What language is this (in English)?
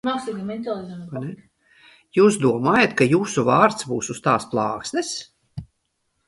Latvian